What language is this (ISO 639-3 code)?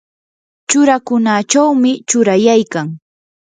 qur